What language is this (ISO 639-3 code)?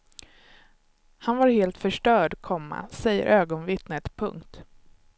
swe